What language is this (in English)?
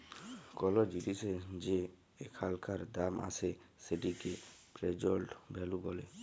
Bangla